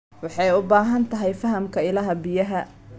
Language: Somali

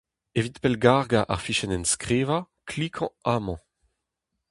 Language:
Breton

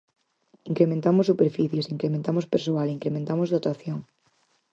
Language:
Galician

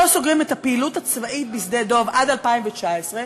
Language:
Hebrew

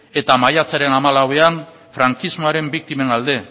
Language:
Basque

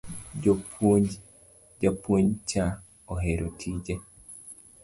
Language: Luo (Kenya and Tanzania)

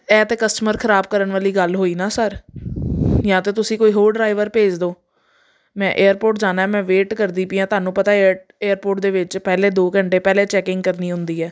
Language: Punjabi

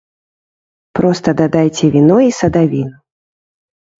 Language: Belarusian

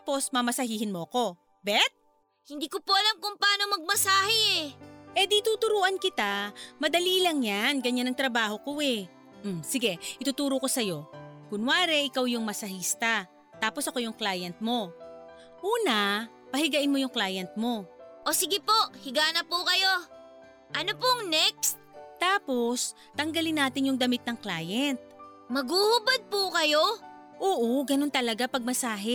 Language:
Filipino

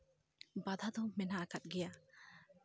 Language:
Santali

